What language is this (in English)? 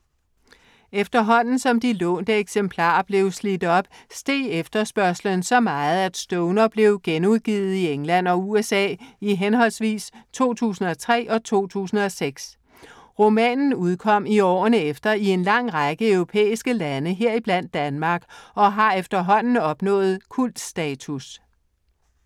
Danish